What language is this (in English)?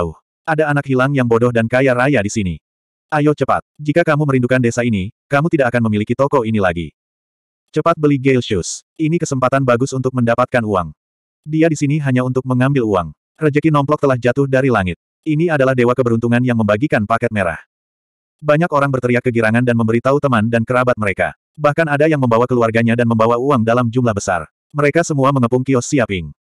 Indonesian